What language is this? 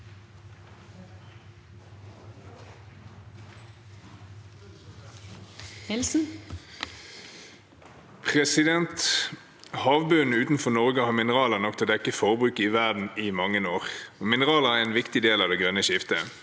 Norwegian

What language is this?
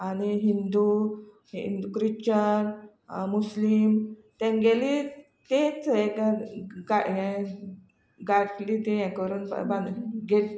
Konkani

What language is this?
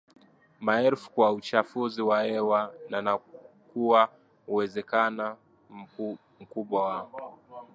Swahili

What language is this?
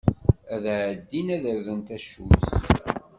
Kabyle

